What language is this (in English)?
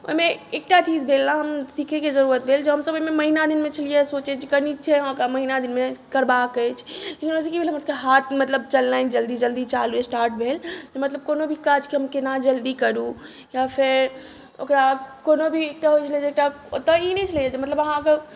Maithili